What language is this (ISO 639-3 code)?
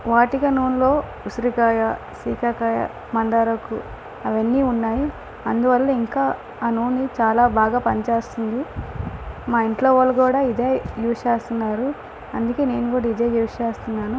tel